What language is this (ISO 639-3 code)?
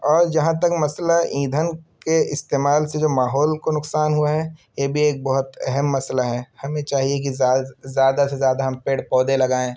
urd